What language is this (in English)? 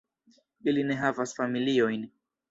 Esperanto